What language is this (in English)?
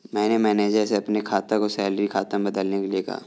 Hindi